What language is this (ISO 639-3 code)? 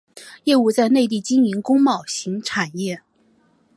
zho